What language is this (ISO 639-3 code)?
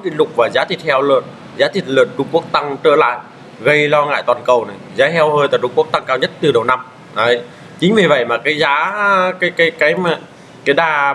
vie